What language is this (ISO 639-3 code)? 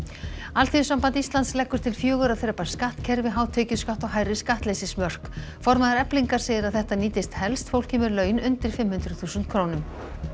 isl